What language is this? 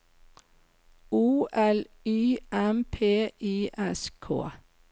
Norwegian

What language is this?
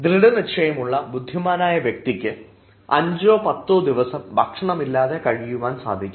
Malayalam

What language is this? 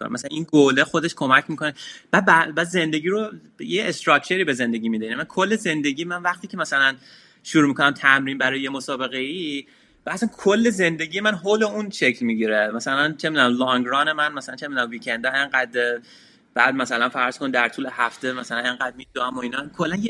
Persian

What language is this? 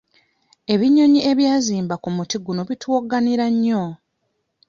Ganda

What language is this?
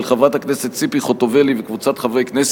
Hebrew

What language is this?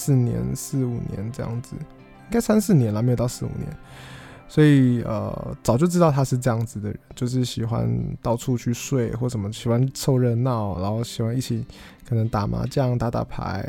Chinese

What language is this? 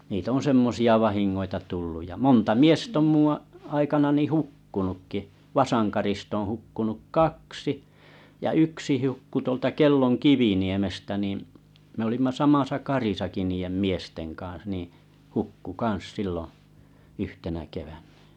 Finnish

